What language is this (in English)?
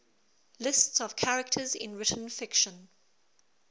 English